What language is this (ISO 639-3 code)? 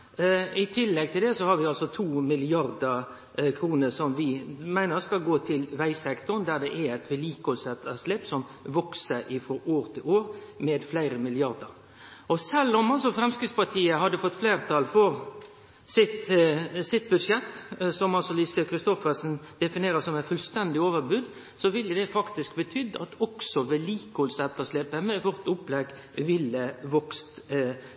nno